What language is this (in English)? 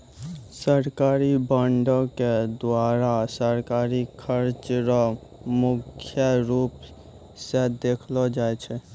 Maithili